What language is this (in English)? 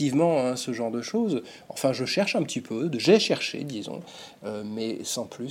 French